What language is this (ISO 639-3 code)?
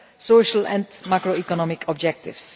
eng